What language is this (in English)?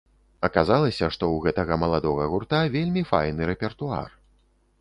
Belarusian